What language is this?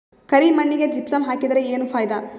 Kannada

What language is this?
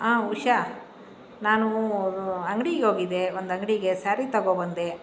Kannada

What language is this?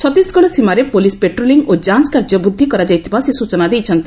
Odia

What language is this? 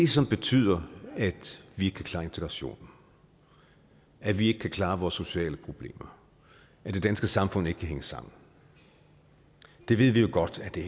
Danish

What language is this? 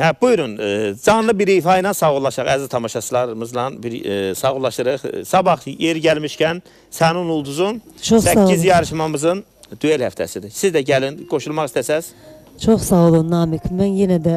Turkish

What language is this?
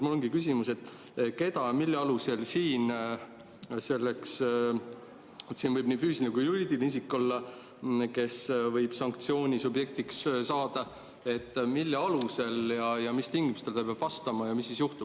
Estonian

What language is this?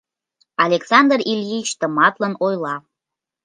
Mari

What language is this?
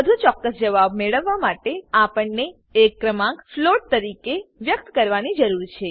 Gujarati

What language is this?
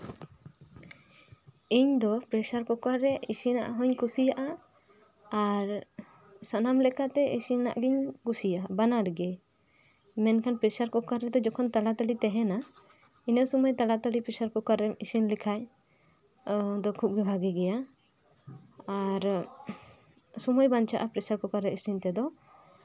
Santali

